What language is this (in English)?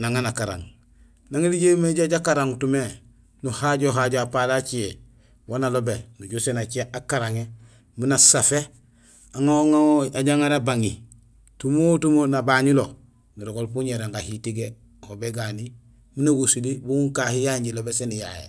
Gusilay